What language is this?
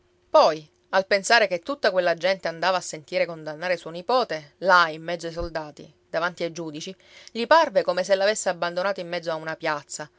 Italian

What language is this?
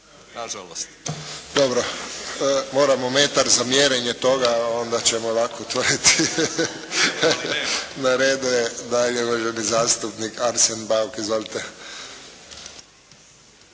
Croatian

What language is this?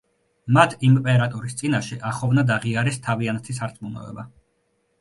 Georgian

